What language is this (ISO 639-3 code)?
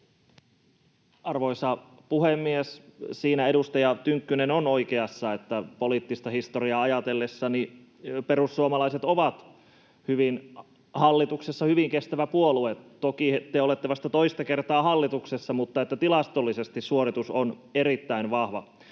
fin